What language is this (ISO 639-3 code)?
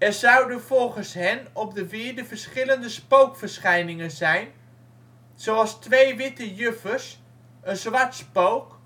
nld